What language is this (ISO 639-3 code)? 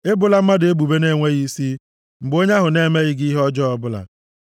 ibo